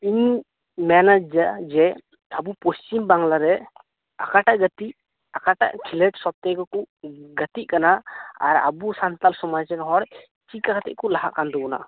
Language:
Santali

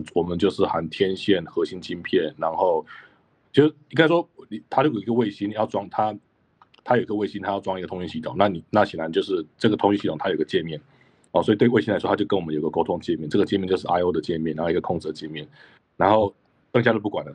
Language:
Chinese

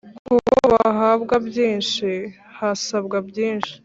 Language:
Kinyarwanda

